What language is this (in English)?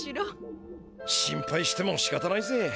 Japanese